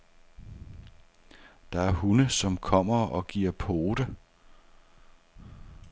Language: Danish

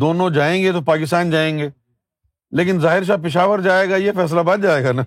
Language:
Urdu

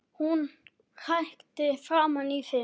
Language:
Icelandic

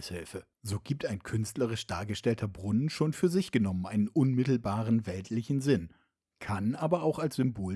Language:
German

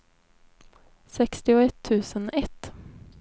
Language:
Swedish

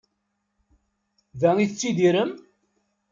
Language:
Kabyle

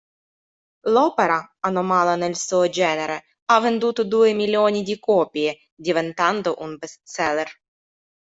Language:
Italian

